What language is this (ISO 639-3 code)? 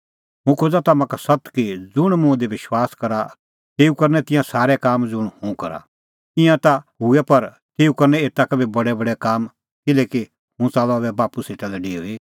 kfx